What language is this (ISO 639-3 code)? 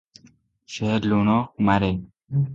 ori